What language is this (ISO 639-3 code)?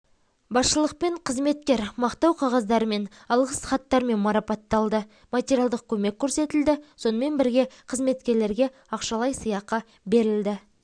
kaz